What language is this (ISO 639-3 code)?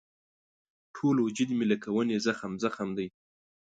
pus